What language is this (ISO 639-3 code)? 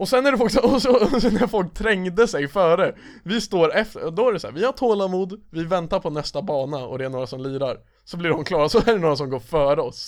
swe